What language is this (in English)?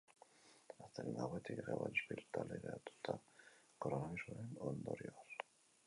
Basque